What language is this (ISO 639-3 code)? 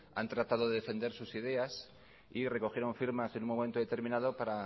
spa